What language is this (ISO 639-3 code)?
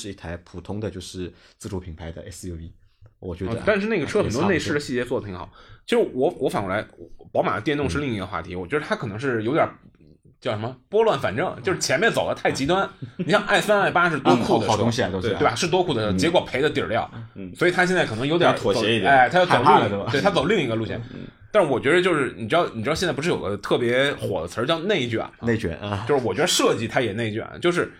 zho